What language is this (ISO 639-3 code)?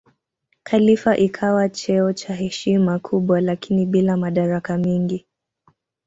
swa